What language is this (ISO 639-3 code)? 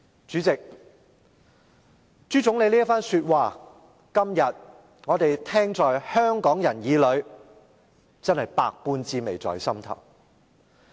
yue